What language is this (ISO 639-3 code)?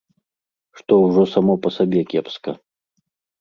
bel